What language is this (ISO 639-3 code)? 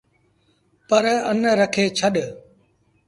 sbn